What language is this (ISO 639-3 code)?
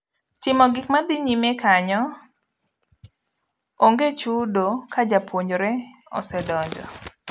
luo